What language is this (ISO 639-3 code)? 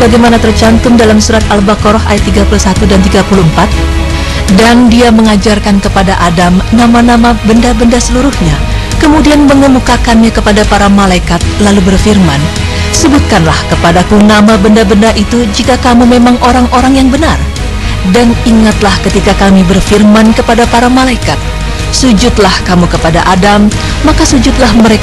ind